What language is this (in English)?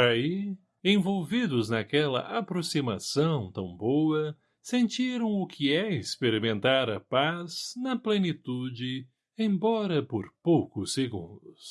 Portuguese